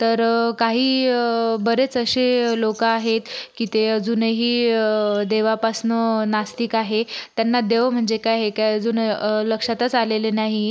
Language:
Marathi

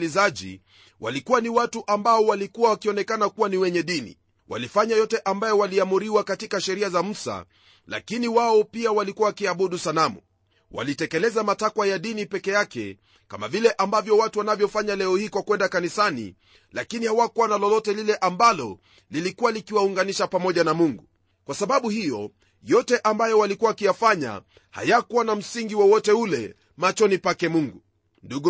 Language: Swahili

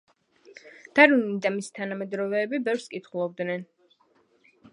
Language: Georgian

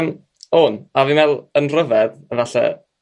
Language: Welsh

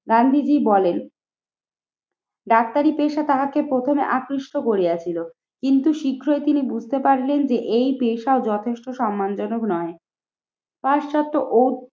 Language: Bangla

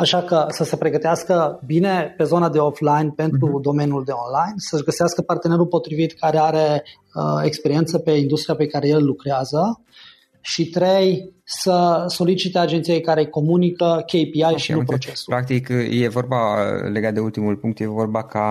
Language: Romanian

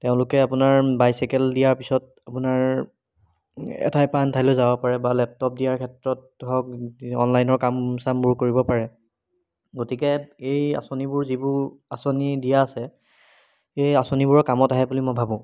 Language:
Assamese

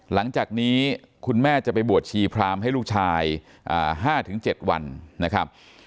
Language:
Thai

